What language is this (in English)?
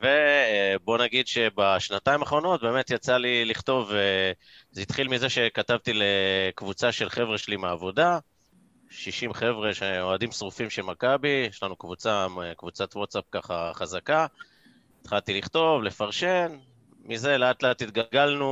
Hebrew